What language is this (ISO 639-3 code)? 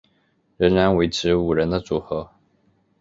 zho